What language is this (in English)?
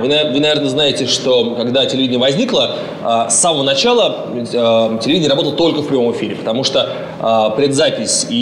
Russian